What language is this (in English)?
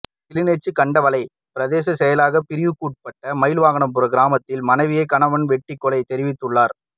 Tamil